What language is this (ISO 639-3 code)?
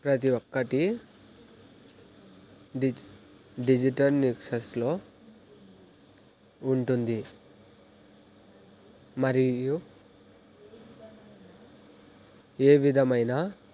tel